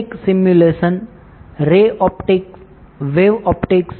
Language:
Gujarati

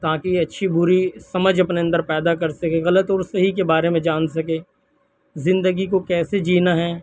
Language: Urdu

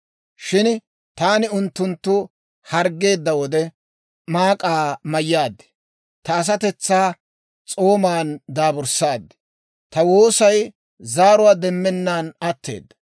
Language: Dawro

